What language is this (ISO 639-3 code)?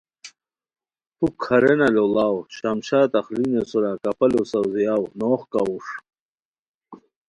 khw